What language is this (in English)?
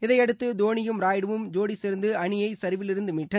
Tamil